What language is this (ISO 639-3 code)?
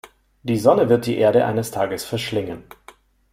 deu